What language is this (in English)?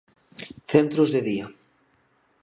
Galician